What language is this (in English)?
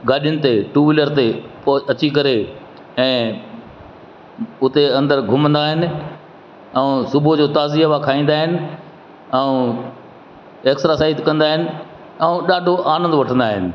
Sindhi